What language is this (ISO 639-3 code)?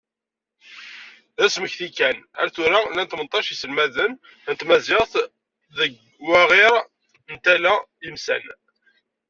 kab